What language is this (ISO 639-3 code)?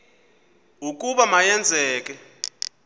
xho